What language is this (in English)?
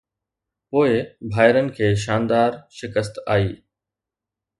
Sindhi